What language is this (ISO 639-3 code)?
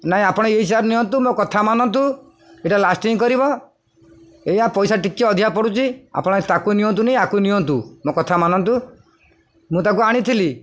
ori